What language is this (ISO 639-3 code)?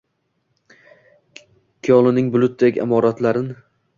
uzb